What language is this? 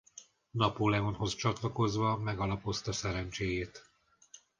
Hungarian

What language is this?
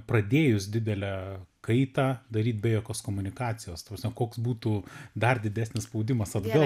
Lithuanian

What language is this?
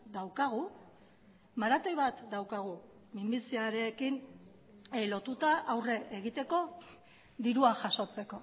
Basque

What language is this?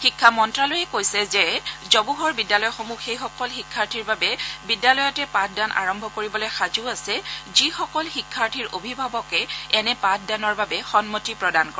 Assamese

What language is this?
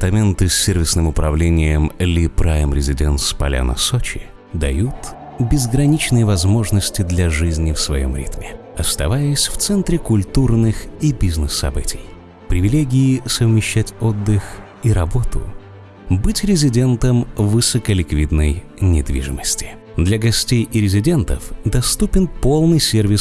Russian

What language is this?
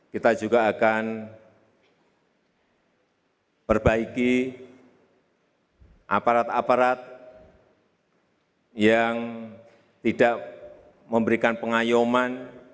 Indonesian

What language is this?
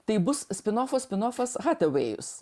Lithuanian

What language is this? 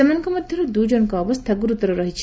Odia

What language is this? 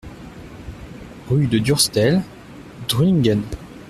French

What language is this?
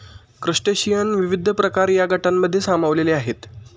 Marathi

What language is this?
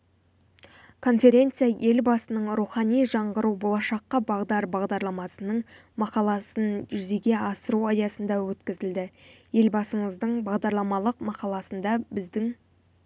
Kazakh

